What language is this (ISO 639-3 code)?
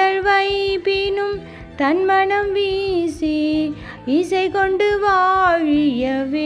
tam